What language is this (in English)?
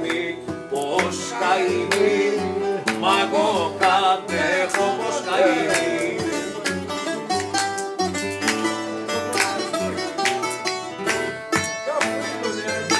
Greek